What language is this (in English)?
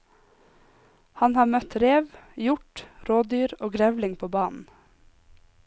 Norwegian